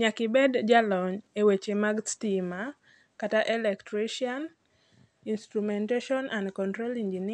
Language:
Luo (Kenya and Tanzania)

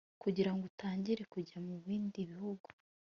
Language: Kinyarwanda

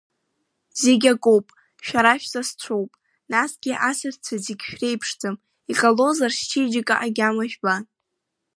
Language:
Abkhazian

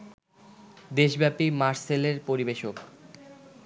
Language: Bangla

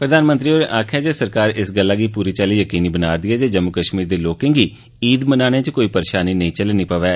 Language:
Dogri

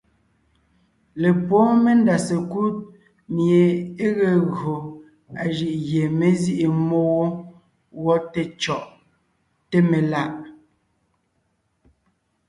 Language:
Ngiemboon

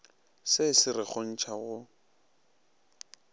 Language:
Northern Sotho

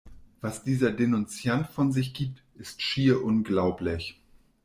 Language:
German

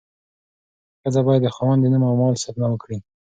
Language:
Pashto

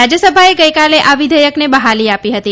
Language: Gujarati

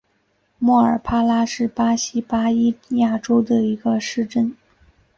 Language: Chinese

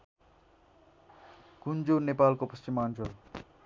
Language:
Nepali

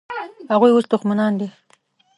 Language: Pashto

